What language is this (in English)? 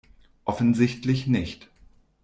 German